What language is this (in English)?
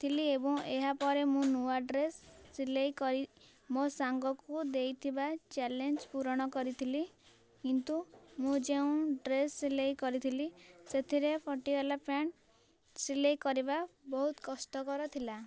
Odia